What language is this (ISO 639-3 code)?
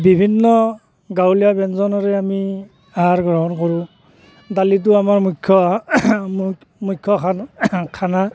asm